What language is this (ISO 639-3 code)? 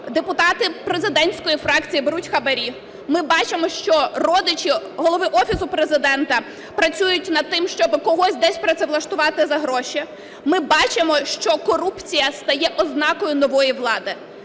ukr